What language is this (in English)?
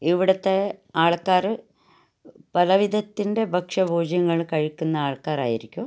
Malayalam